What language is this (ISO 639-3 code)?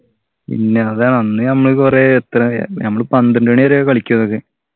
mal